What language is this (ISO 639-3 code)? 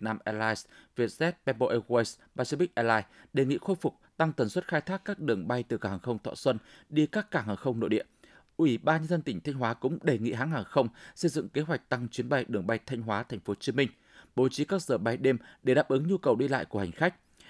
vie